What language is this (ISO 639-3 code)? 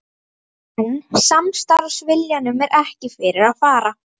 isl